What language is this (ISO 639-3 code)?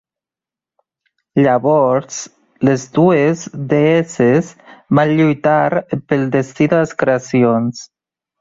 cat